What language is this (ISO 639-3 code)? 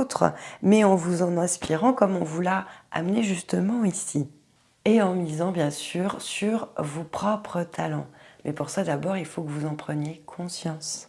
fra